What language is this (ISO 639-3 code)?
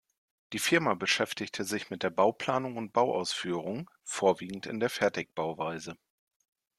deu